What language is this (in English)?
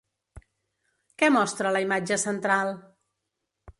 Catalan